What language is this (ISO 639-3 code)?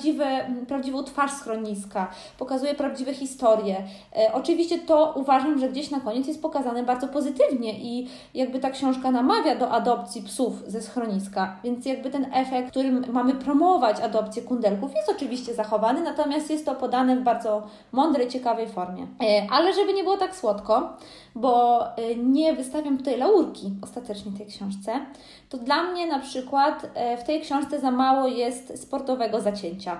pol